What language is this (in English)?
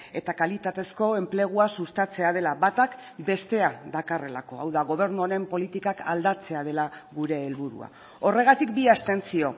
Basque